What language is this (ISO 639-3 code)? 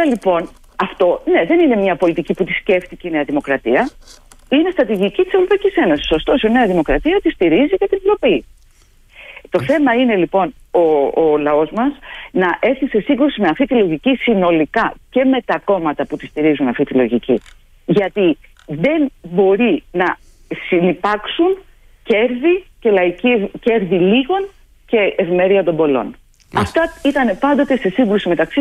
ell